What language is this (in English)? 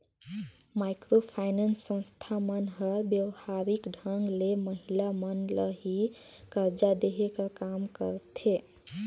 Chhattisgarhi